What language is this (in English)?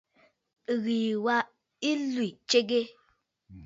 Bafut